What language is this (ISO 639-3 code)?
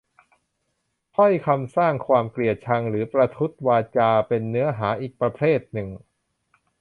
tha